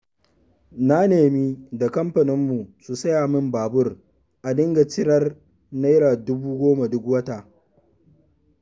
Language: Hausa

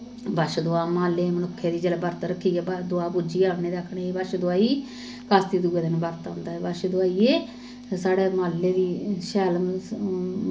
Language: Dogri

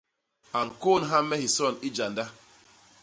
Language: Basaa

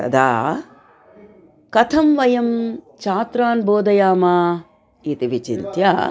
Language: Sanskrit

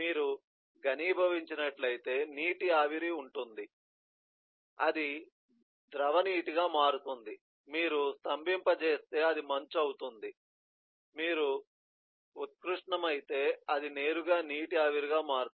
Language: Telugu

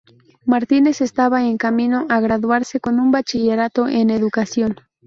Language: Spanish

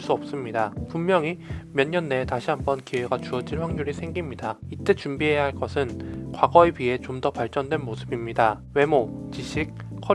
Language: Korean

